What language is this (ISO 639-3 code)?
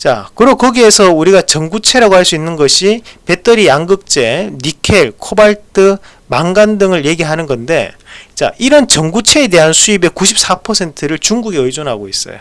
kor